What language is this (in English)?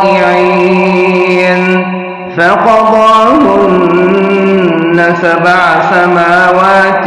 Arabic